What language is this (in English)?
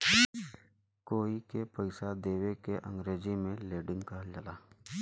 Bhojpuri